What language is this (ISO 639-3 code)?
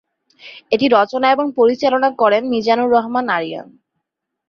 ben